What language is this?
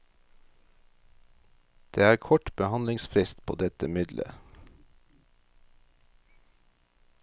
Norwegian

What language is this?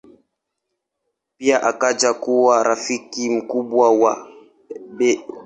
Swahili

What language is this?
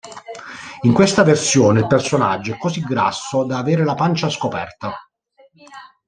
Italian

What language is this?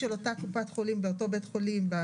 Hebrew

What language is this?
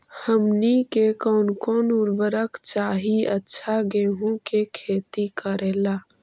Magahi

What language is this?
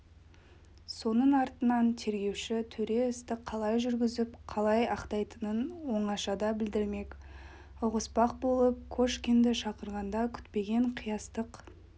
Kazakh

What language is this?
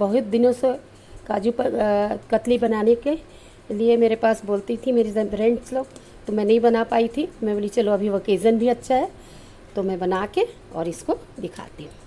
Hindi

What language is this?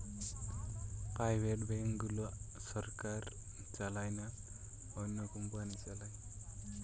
Bangla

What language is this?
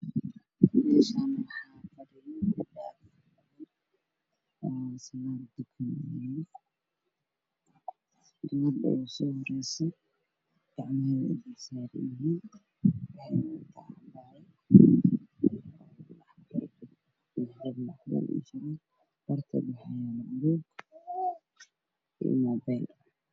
Somali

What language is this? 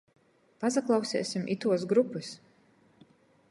Latgalian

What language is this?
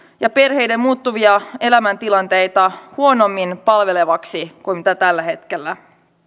Finnish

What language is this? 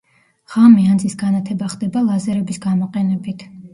Georgian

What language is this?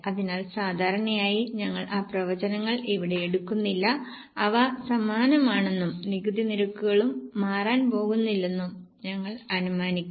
Malayalam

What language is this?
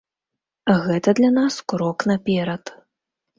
Belarusian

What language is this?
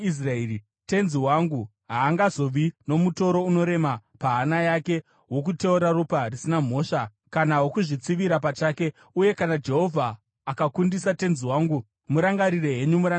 Shona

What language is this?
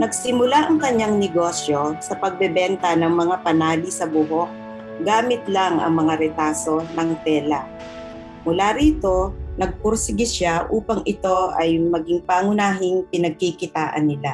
Filipino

